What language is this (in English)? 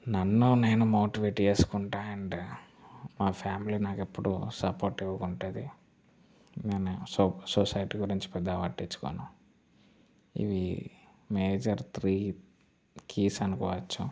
Telugu